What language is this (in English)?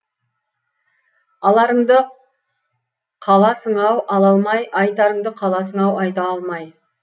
Kazakh